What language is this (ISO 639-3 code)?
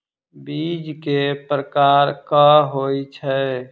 mai